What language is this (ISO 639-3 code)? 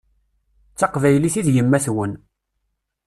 kab